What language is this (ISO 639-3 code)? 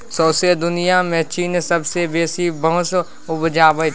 mai